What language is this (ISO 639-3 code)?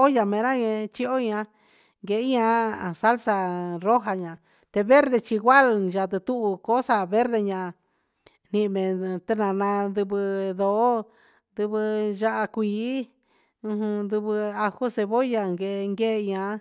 mxs